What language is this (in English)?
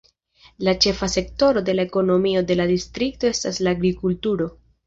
Esperanto